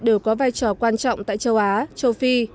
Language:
Vietnamese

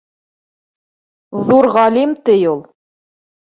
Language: Bashkir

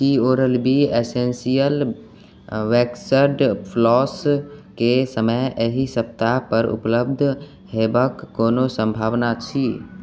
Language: Maithili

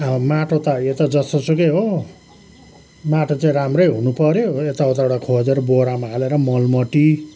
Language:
Nepali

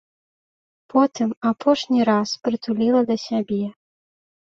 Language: Belarusian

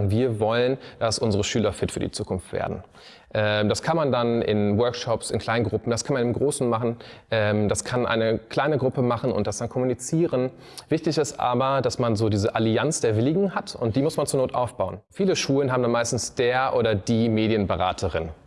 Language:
German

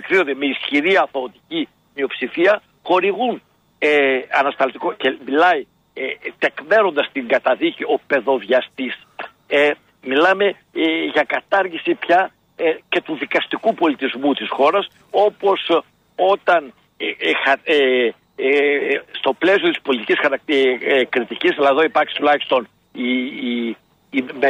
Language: Greek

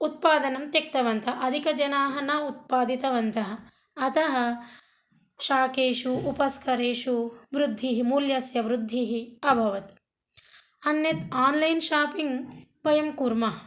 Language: Sanskrit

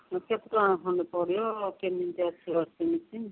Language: Odia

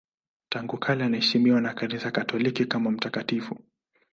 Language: Swahili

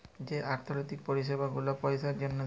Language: Bangla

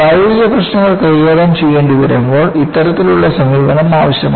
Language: Malayalam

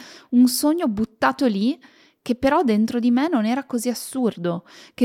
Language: Italian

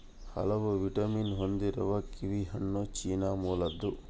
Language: Kannada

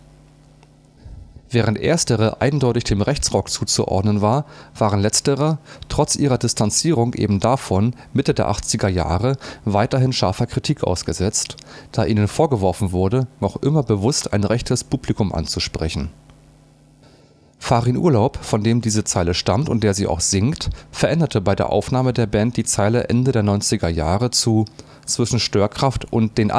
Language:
German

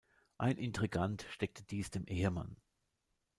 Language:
German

